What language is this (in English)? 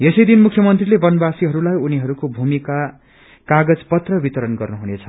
Nepali